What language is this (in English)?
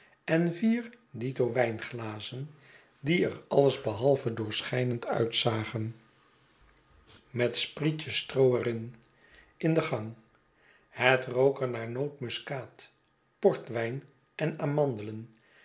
Dutch